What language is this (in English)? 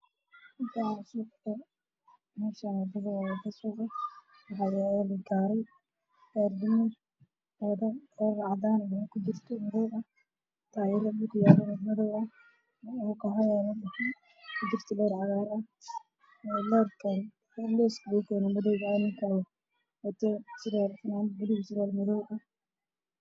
Somali